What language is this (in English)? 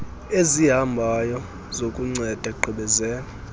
Xhosa